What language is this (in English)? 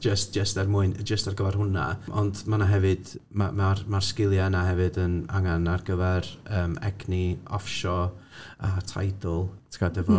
Welsh